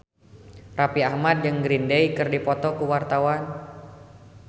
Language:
Sundanese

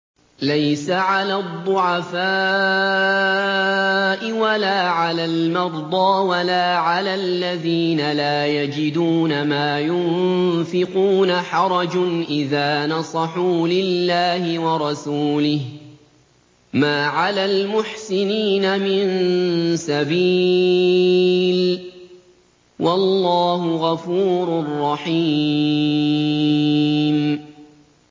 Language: Arabic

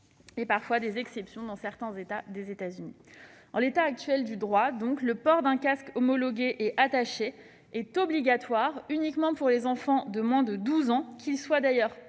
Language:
French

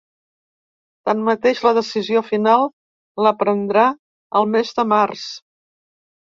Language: Catalan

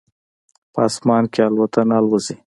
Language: Pashto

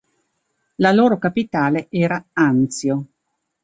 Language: Italian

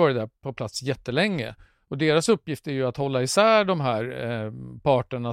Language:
Swedish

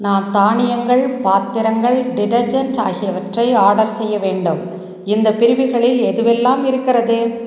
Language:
Tamil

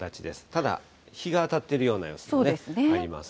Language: Japanese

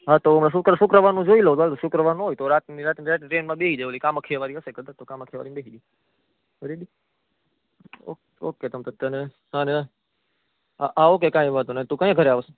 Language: Gujarati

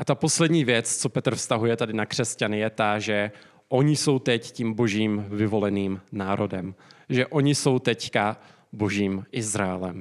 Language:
Czech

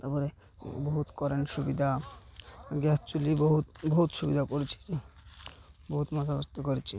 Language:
Odia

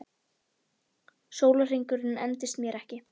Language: Icelandic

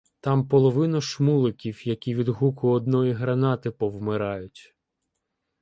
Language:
Ukrainian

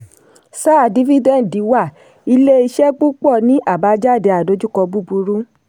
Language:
Yoruba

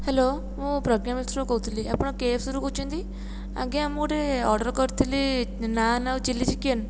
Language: Odia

